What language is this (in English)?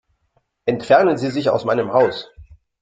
German